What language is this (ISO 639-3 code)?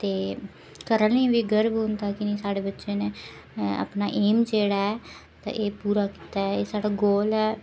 doi